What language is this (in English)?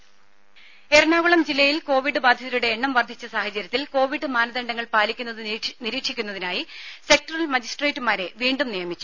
Malayalam